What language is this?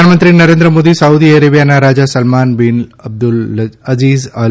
Gujarati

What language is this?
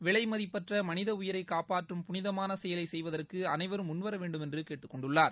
Tamil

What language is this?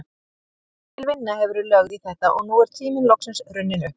Icelandic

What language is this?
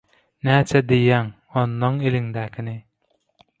Turkmen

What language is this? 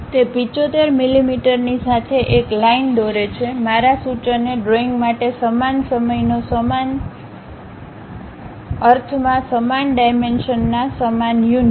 Gujarati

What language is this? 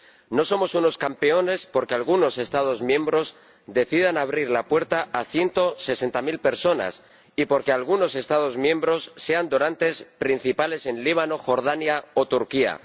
Spanish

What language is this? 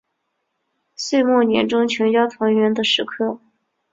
Chinese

